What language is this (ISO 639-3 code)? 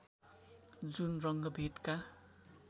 nep